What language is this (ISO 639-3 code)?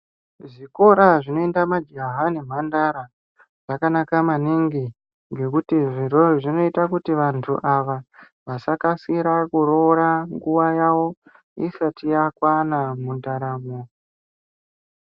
ndc